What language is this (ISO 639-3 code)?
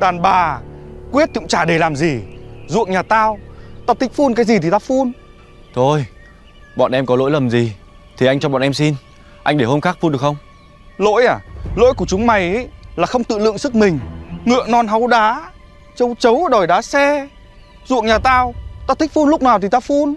vie